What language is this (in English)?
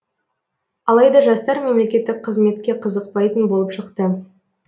Kazakh